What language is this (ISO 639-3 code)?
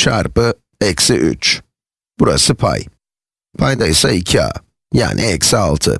tur